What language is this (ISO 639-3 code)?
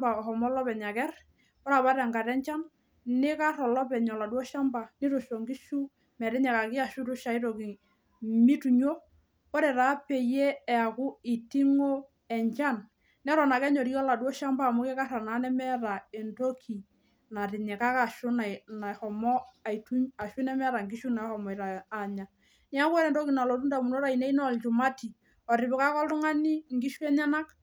mas